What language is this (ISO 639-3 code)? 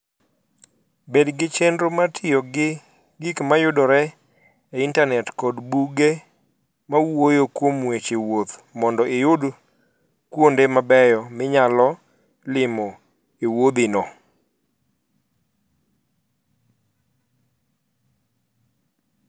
luo